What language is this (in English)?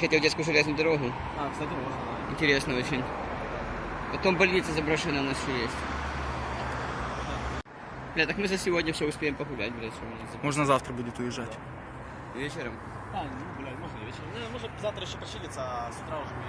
Russian